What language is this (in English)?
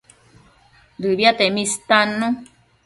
Matsés